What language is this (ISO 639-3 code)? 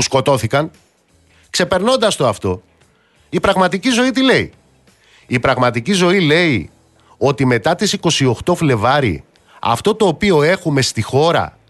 ell